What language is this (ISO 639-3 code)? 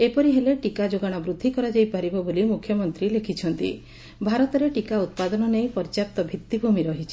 ori